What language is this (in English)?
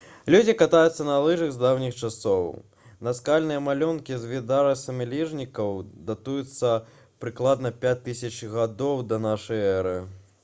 Belarusian